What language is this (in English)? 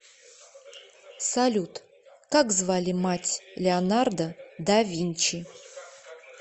Russian